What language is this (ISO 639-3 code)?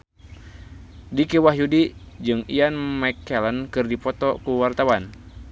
sun